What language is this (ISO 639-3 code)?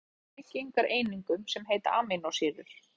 isl